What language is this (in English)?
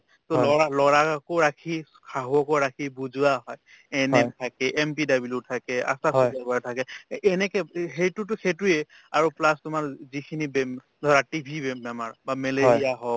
Assamese